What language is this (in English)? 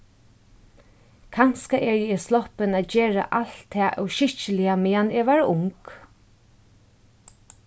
Faroese